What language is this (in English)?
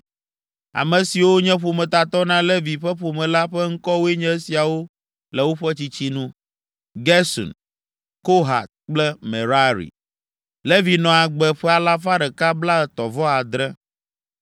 Ewe